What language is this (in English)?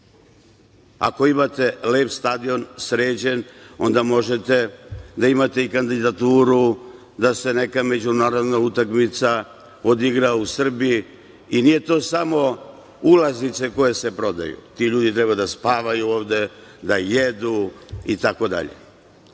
Serbian